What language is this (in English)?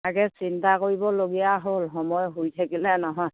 Assamese